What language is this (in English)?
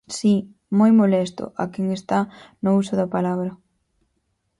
Galician